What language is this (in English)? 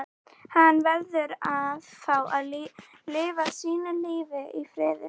Icelandic